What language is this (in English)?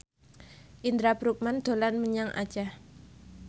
Javanese